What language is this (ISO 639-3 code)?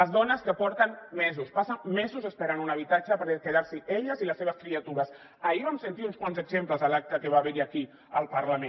cat